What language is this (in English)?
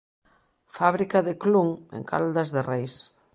Galician